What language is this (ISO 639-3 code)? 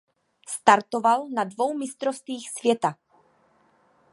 ces